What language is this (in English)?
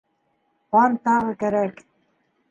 Bashkir